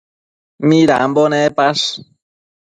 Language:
Matsés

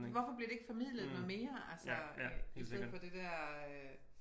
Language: Danish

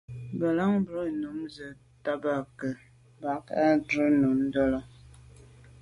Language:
Medumba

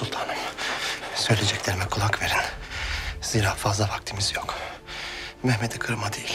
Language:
Turkish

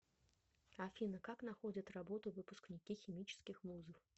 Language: Russian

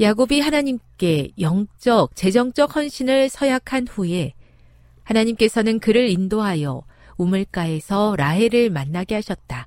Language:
Korean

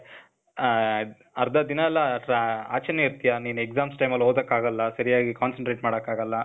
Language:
Kannada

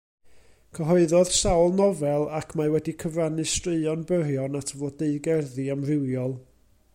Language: Welsh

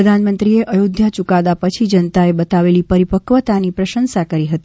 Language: Gujarati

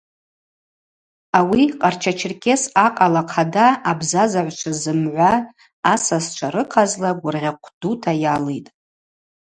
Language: Abaza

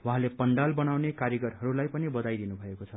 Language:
Nepali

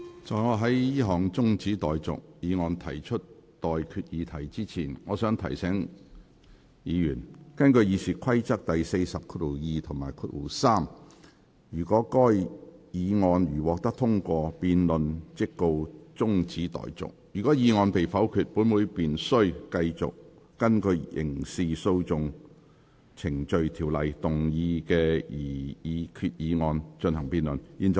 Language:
Cantonese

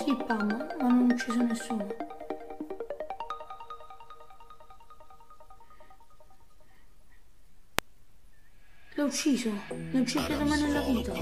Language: Italian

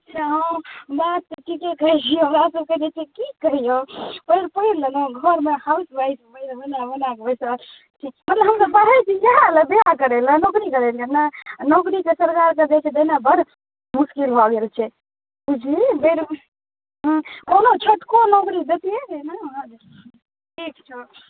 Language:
Maithili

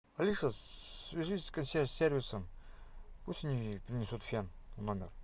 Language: Russian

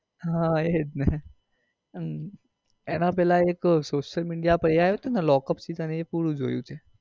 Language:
Gujarati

